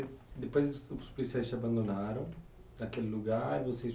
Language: Portuguese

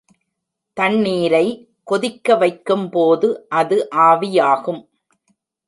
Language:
Tamil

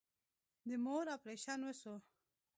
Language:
Pashto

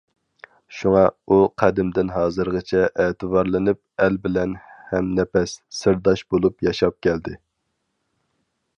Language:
Uyghur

